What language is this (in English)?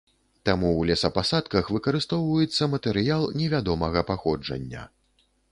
Belarusian